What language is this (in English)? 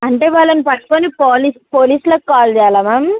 Telugu